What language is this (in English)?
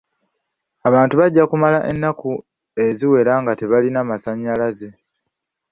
Ganda